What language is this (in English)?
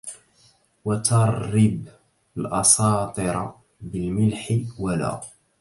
Arabic